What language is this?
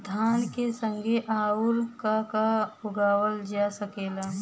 Bhojpuri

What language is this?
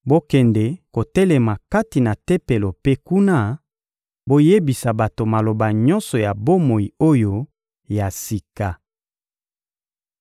Lingala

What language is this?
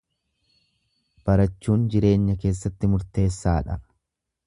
Oromo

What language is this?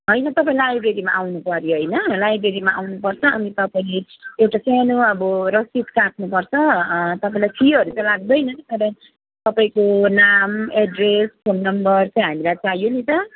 Nepali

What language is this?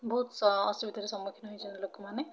Odia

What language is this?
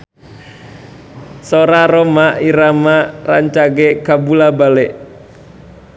Sundanese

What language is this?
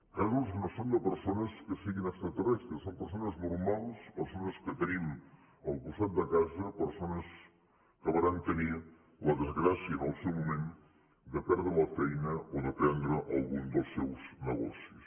Catalan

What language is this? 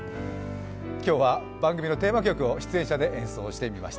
Japanese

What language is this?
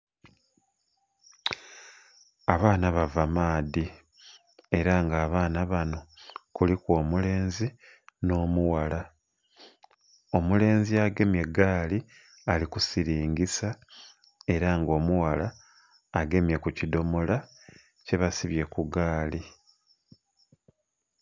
Soga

